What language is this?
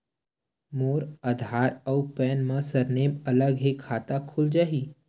Chhattisgarhi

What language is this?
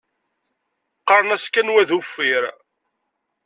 Kabyle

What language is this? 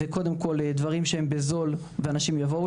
Hebrew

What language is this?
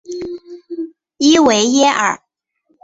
Chinese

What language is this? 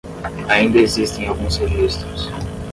Portuguese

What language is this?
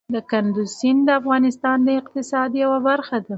Pashto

